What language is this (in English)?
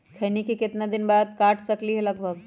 Magahi